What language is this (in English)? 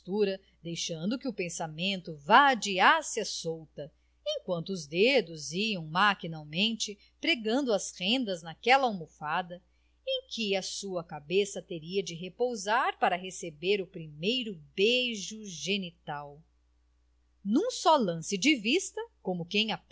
Portuguese